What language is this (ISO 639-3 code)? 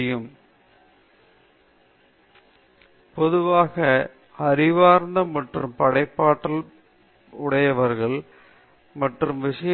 tam